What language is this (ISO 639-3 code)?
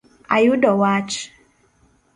luo